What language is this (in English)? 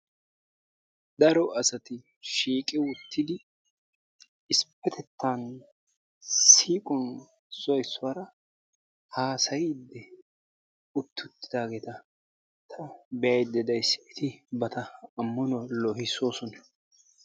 Wolaytta